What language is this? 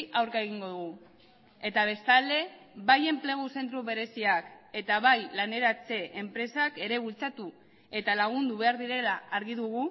Basque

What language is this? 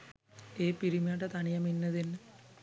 Sinhala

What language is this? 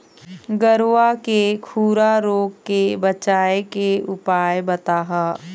Chhattisgarhi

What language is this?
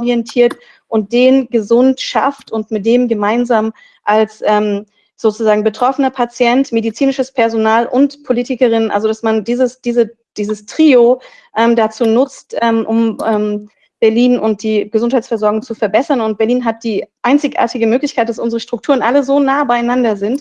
German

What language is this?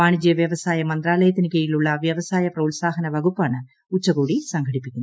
Malayalam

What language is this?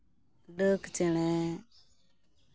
Santali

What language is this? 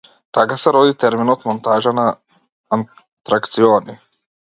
Macedonian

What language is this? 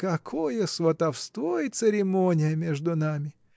Russian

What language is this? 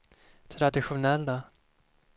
Swedish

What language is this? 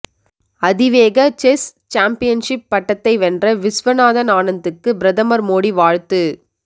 Tamil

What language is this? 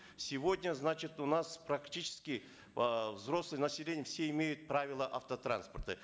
Kazakh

